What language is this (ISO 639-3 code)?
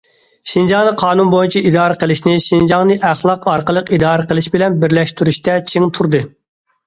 uig